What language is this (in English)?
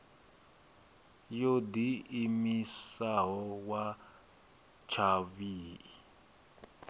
Venda